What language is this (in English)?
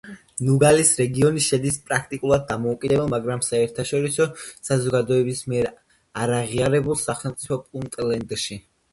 Georgian